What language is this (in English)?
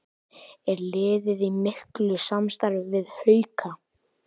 Icelandic